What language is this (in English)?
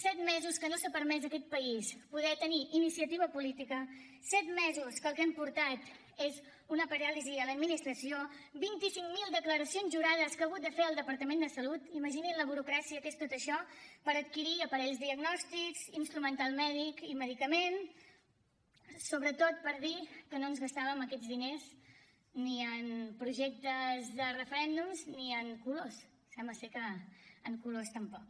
Catalan